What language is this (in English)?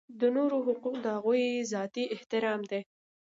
Pashto